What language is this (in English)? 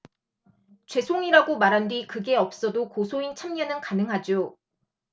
Korean